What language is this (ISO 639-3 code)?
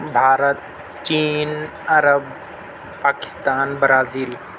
urd